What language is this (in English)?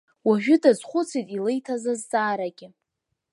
Abkhazian